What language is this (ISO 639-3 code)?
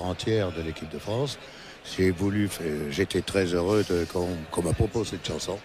fra